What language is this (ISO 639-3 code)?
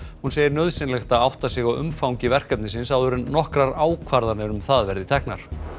isl